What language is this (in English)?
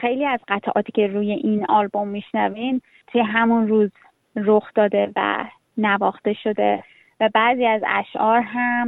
Persian